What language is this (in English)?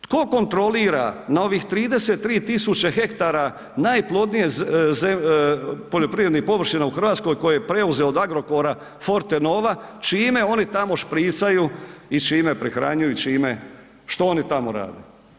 Croatian